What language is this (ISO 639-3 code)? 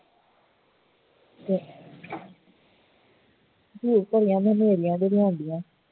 pan